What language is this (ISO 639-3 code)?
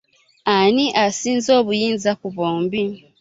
lug